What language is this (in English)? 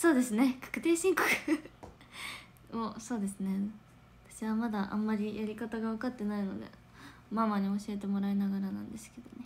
Japanese